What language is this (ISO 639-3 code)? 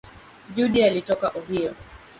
swa